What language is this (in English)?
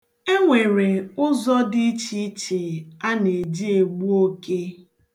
Igbo